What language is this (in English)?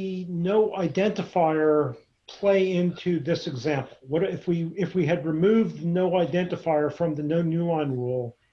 English